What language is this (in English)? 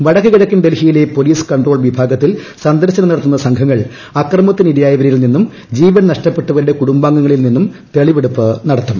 Malayalam